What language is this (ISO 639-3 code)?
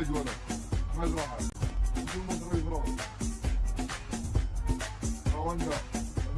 ara